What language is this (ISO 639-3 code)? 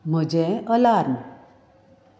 kok